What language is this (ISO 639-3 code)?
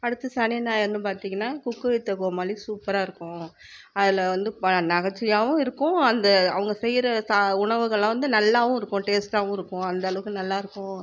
tam